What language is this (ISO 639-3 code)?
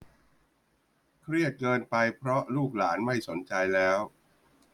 tha